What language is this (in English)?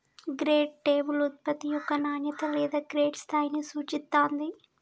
Telugu